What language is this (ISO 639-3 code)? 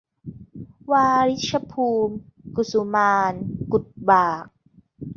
tha